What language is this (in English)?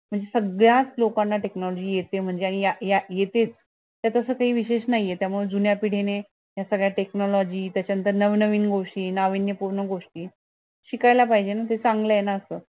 Marathi